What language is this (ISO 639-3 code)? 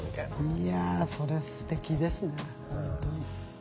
jpn